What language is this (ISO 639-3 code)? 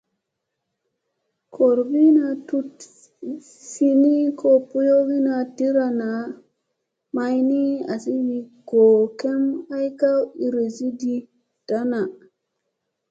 mse